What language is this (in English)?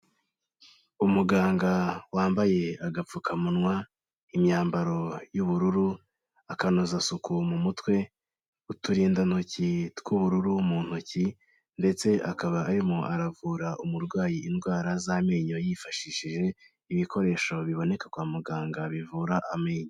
Kinyarwanda